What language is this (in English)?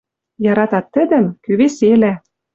Western Mari